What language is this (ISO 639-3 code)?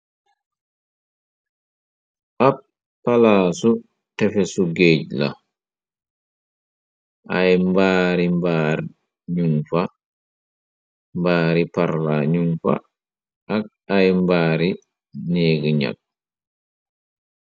wol